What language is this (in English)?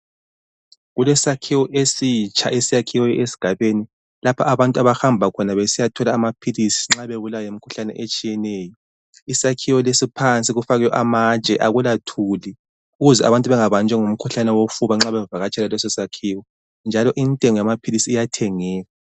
North Ndebele